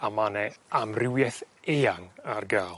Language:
Welsh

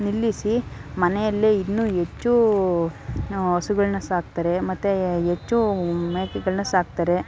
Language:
Kannada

